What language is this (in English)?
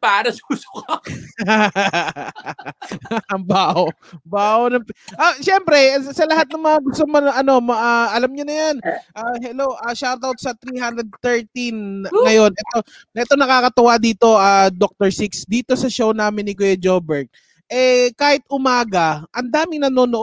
Filipino